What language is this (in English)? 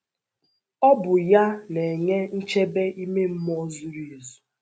Igbo